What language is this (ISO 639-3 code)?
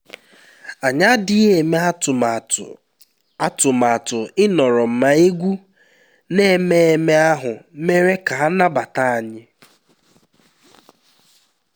ibo